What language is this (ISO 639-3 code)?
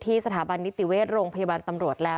tha